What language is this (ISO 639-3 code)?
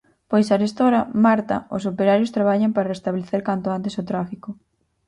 glg